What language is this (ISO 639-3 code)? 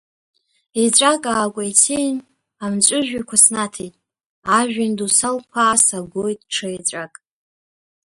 abk